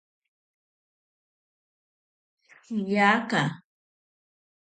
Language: Ashéninka Perené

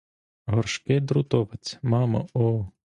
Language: Ukrainian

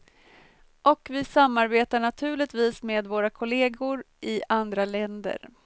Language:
Swedish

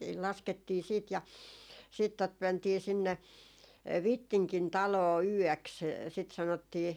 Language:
Finnish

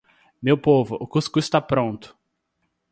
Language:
Portuguese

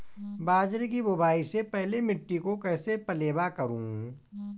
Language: Hindi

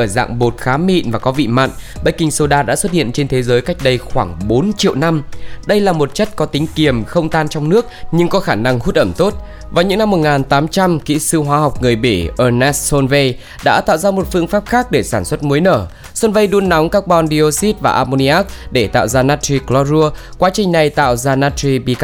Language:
Vietnamese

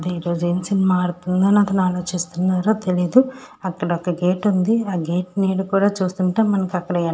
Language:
Telugu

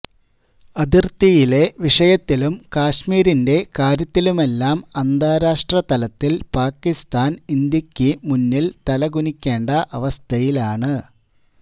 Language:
Malayalam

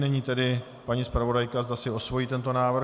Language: Czech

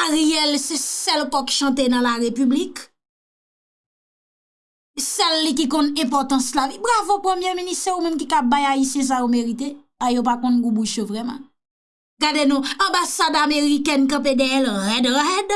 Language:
French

